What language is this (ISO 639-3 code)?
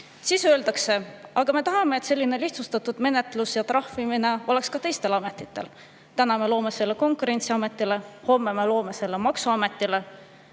est